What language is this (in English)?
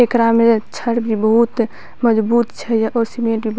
Maithili